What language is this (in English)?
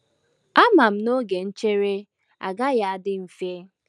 Igbo